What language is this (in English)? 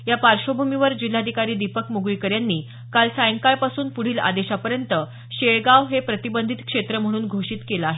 Marathi